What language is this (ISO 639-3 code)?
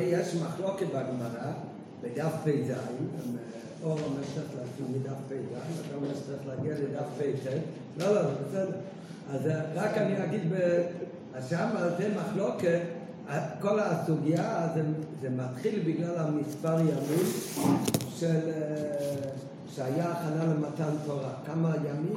heb